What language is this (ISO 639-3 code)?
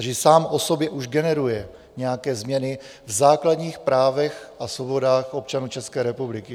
ces